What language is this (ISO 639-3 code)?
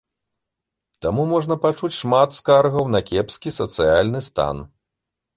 bel